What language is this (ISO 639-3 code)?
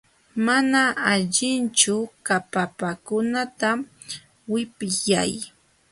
qxw